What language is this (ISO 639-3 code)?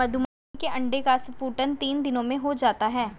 hin